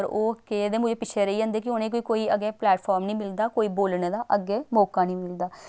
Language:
Dogri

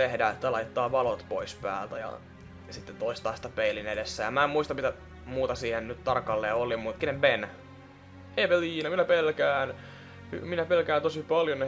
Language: Finnish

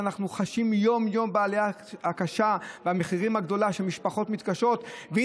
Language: Hebrew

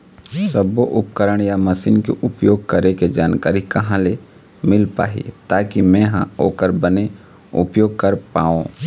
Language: Chhattisgarhi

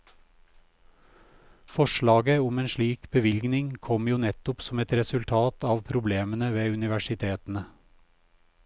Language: Norwegian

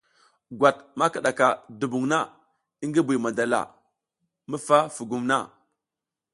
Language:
South Giziga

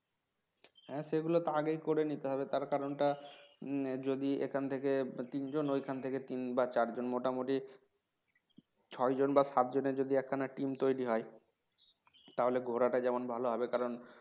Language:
Bangla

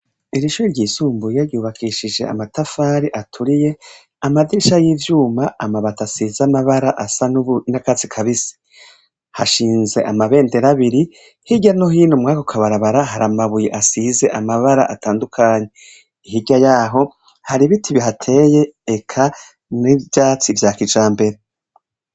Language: Rundi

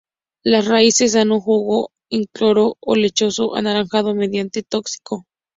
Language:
Spanish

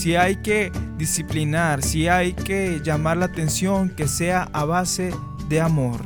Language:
Spanish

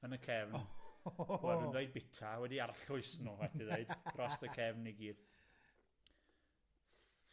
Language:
Welsh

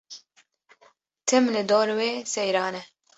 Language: Kurdish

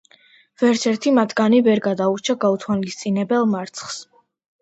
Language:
Georgian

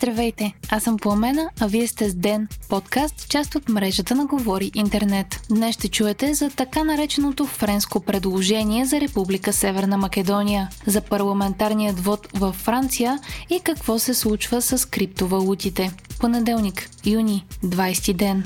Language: Bulgarian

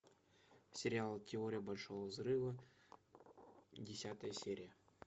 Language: Russian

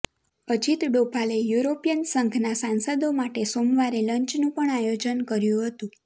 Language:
Gujarati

